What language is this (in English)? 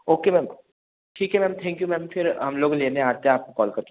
Hindi